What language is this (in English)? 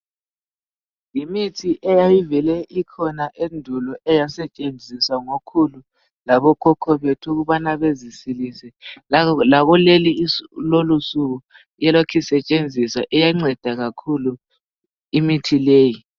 North Ndebele